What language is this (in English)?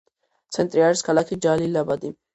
Georgian